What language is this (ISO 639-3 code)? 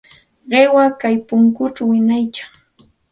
qxt